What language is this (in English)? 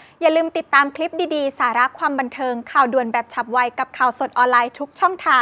Thai